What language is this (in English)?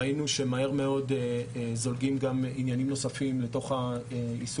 Hebrew